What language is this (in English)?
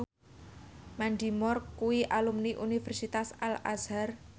Javanese